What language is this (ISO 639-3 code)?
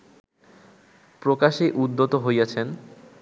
ben